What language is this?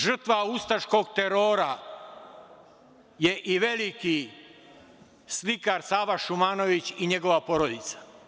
Serbian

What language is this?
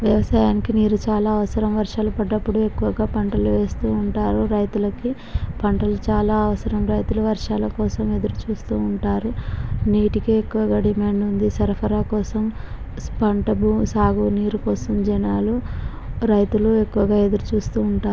Telugu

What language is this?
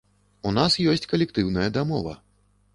Belarusian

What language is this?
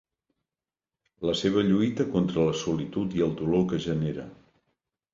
Catalan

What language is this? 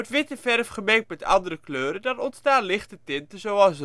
Dutch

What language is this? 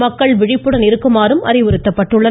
Tamil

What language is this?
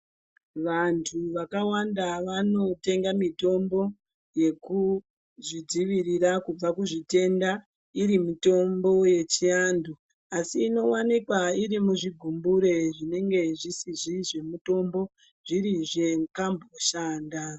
Ndau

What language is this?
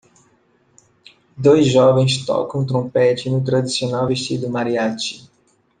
Portuguese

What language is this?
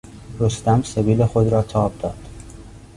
Persian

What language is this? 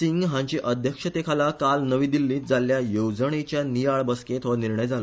Konkani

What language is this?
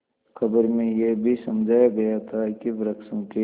Hindi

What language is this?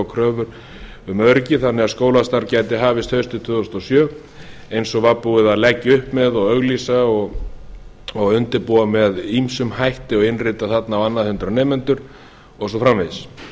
Icelandic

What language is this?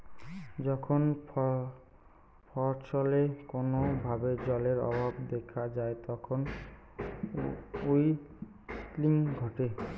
Bangla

